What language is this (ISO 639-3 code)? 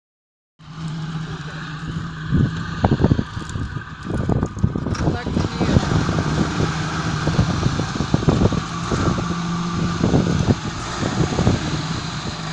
rus